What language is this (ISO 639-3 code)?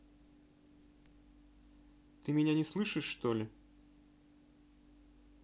rus